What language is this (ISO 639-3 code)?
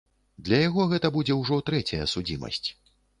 bel